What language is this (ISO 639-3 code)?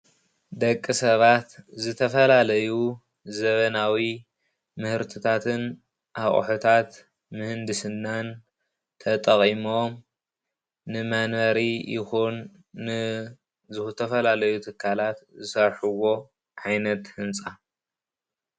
tir